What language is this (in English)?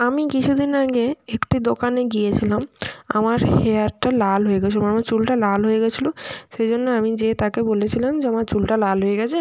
Bangla